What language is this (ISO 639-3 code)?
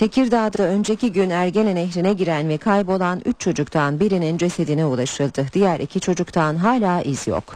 tur